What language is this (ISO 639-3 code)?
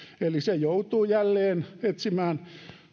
fin